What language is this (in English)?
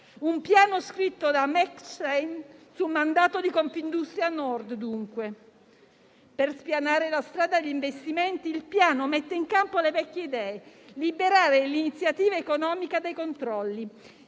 Italian